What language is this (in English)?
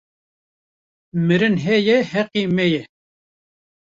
Kurdish